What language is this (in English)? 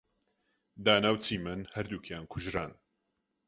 Central Kurdish